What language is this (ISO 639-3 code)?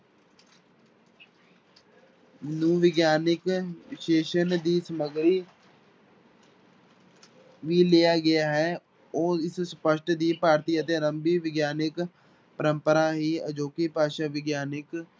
pan